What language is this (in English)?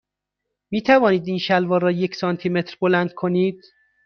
Persian